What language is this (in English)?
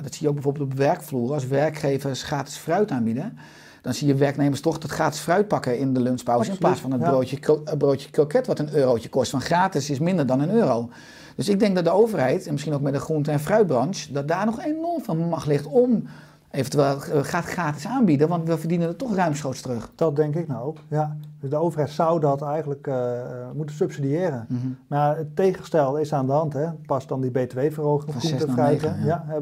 Dutch